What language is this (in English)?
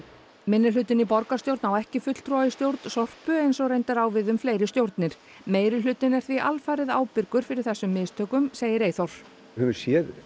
Icelandic